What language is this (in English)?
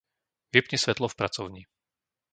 Slovak